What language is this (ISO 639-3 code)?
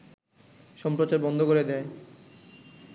ben